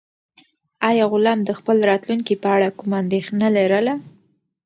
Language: Pashto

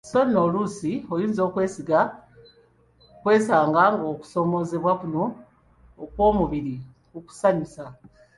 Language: Ganda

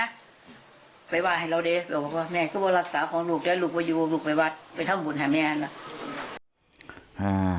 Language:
Thai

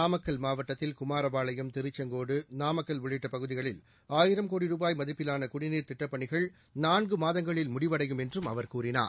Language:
Tamil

